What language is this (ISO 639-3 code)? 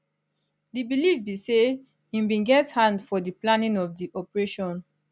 pcm